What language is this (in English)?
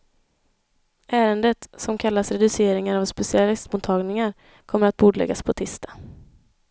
Swedish